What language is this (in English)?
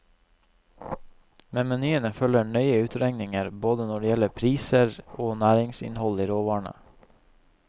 Norwegian